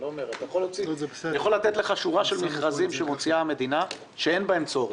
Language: Hebrew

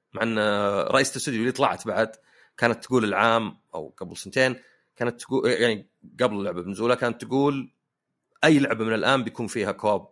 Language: Arabic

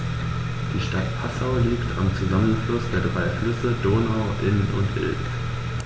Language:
German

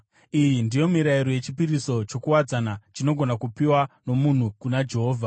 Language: Shona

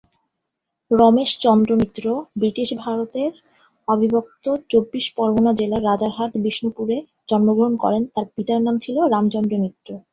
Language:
Bangla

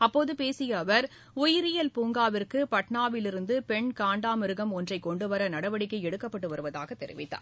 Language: Tamil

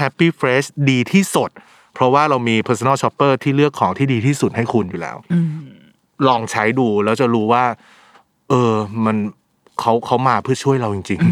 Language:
Thai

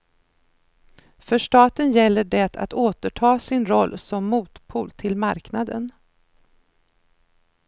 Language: Swedish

